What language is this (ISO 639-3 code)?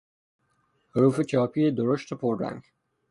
fas